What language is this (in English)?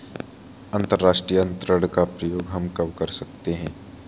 Hindi